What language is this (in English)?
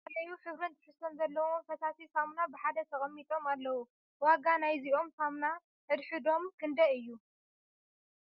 Tigrinya